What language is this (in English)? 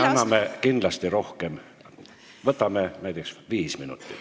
Estonian